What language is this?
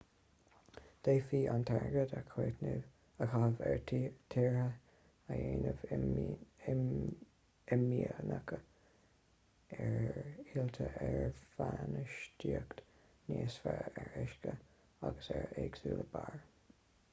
Irish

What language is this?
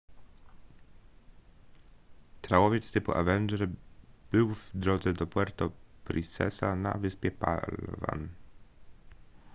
Polish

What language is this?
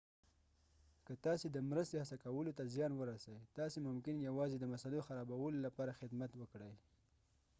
Pashto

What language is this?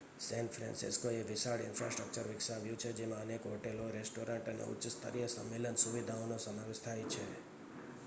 Gujarati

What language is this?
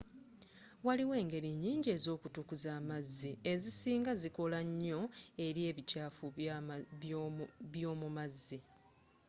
Ganda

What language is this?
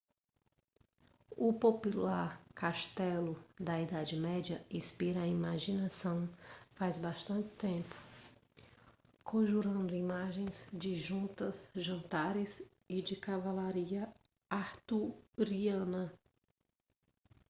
Portuguese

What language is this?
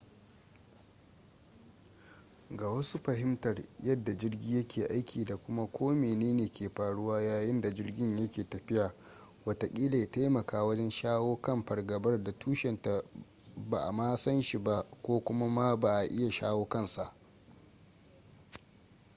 Hausa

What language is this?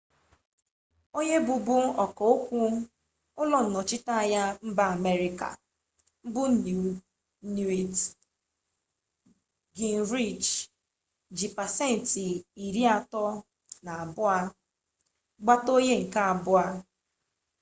Igbo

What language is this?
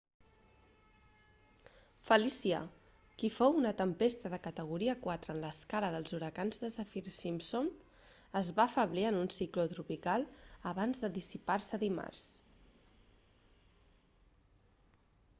Catalan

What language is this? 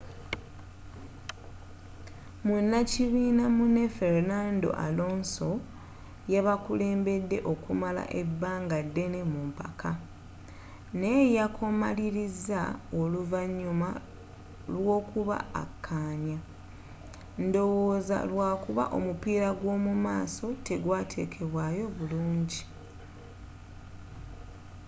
Ganda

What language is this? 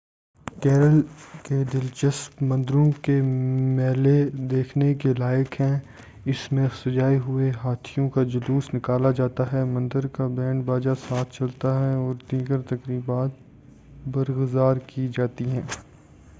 Urdu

